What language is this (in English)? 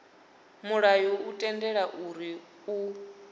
Venda